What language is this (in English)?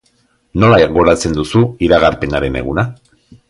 Basque